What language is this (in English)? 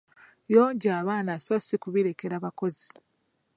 Ganda